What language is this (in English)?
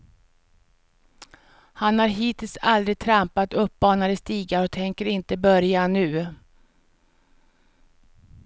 Swedish